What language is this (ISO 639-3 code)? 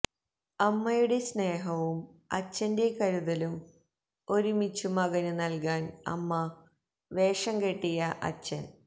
mal